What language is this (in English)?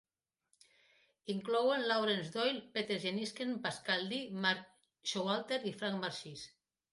Catalan